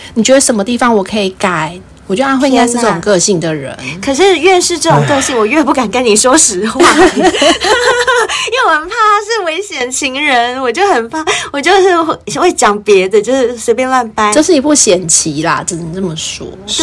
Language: Chinese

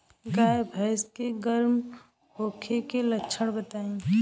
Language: Bhojpuri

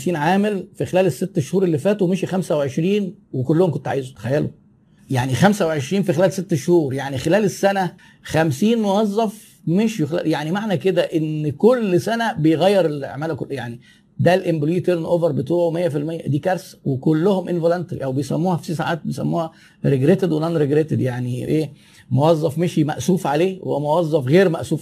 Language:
Arabic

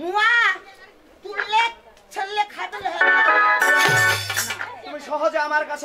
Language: Bangla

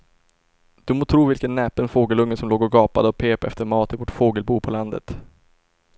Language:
Swedish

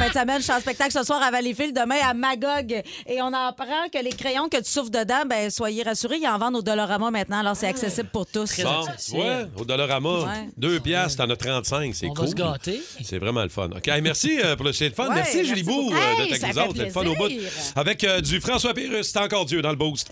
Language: French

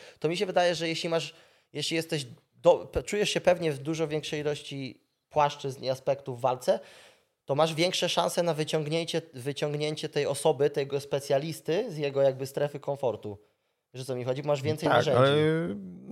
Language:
Polish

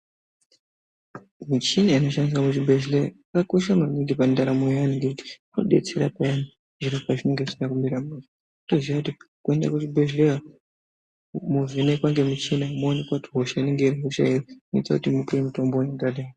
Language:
Ndau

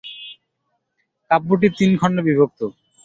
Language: Bangla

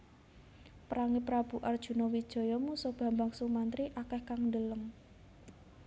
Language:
Javanese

